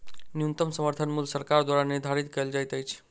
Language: Maithili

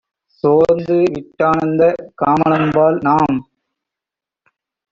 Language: Tamil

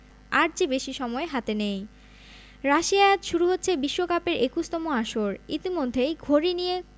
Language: Bangla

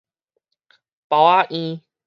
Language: Min Nan Chinese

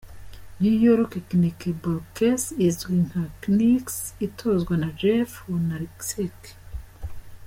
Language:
Kinyarwanda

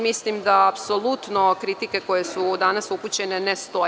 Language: Serbian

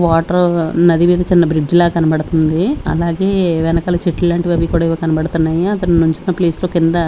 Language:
Telugu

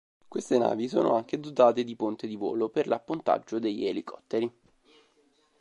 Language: Italian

